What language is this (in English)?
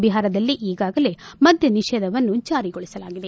Kannada